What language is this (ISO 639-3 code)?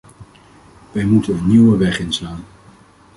nld